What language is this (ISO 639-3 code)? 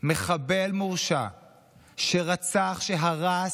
heb